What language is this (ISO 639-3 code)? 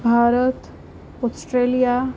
guj